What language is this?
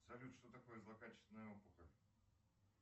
Russian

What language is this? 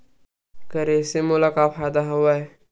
Chhattisgarhi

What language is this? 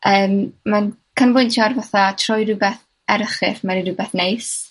Welsh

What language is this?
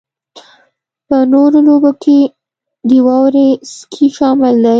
Pashto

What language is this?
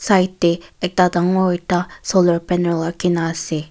Naga Pidgin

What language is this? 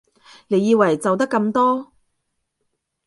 Cantonese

